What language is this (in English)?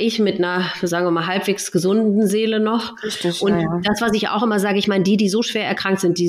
German